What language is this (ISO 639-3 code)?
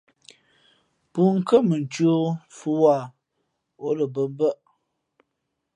fmp